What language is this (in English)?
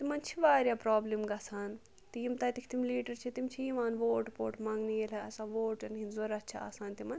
Kashmiri